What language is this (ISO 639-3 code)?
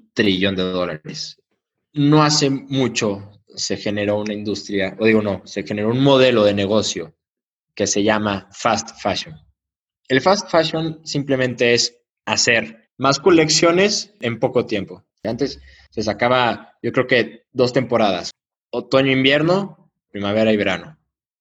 spa